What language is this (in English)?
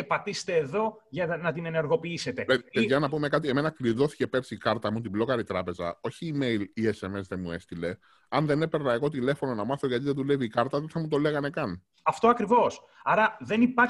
Greek